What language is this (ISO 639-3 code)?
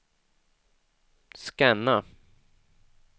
swe